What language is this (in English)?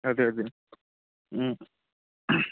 Telugu